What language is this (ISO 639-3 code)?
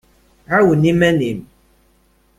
kab